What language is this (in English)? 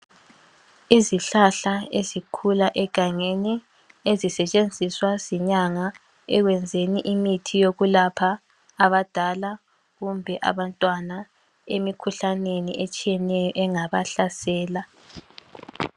North Ndebele